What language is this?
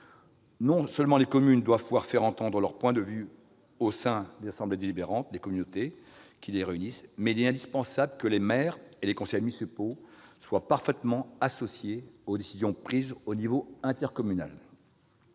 French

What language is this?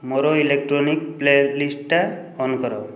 Odia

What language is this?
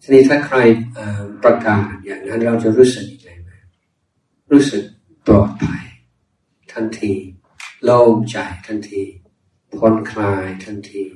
Thai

